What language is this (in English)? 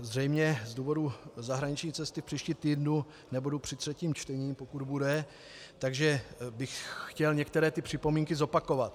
Czech